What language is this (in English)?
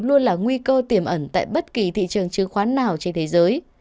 Vietnamese